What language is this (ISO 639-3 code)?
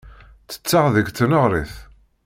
kab